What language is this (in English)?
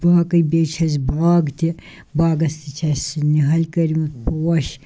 Kashmiri